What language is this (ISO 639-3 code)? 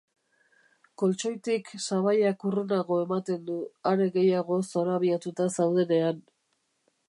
eus